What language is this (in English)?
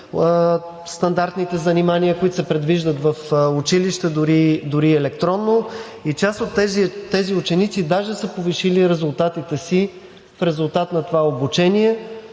Bulgarian